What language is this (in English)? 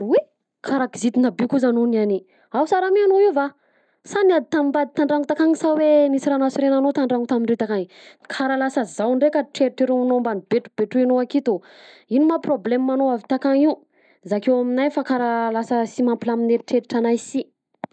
Southern Betsimisaraka Malagasy